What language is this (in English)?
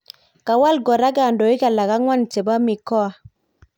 Kalenjin